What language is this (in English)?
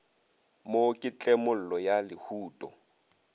Northern Sotho